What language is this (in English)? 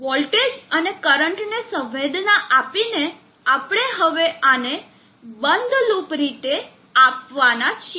Gujarati